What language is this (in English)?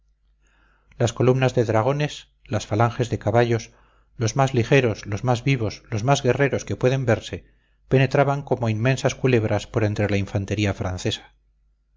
Spanish